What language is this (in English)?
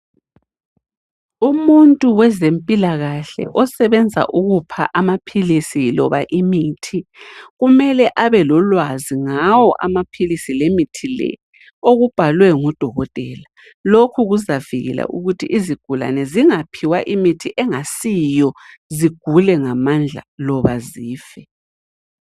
North Ndebele